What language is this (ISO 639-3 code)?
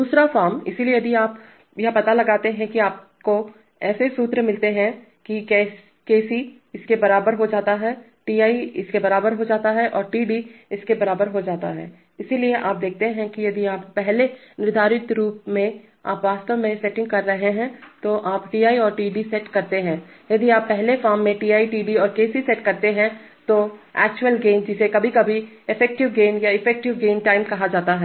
hin